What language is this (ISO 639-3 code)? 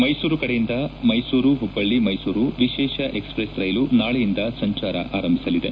kan